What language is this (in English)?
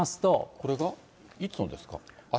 Japanese